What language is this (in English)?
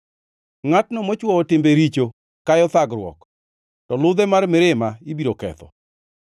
Luo (Kenya and Tanzania)